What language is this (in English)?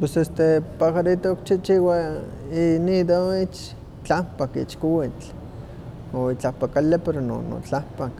Huaxcaleca Nahuatl